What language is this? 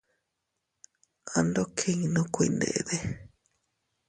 Teutila Cuicatec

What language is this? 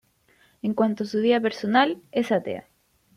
Spanish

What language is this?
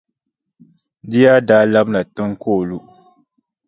Dagbani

